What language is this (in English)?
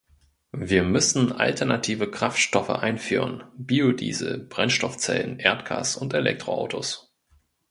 German